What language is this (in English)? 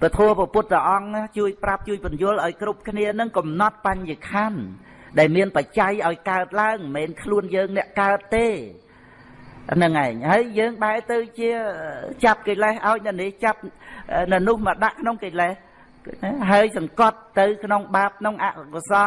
Vietnamese